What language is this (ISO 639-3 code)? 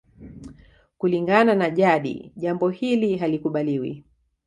swa